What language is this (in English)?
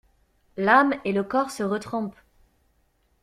French